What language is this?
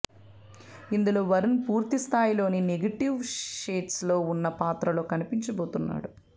Telugu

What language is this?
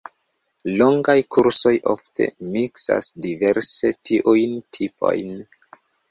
Esperanto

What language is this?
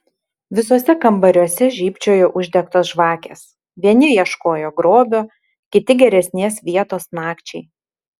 Lithuanian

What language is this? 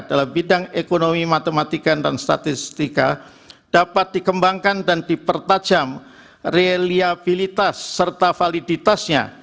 Indonesian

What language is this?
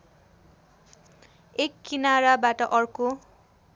Nepali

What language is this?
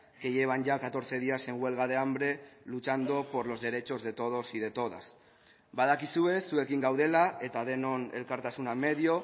Spanish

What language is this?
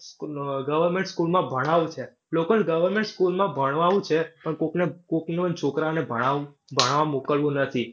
Gujarati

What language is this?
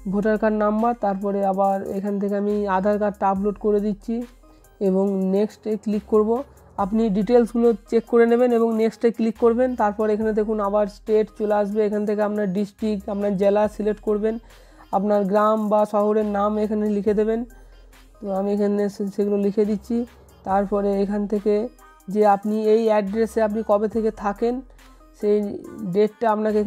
Bangla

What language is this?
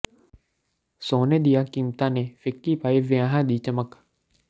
Punjabi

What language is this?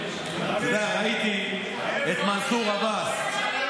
Hebrew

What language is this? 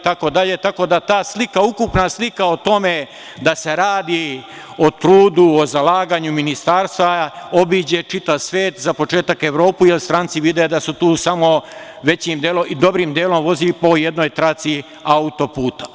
Serbian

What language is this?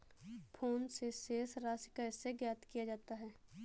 Hindi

